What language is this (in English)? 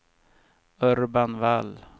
Swedish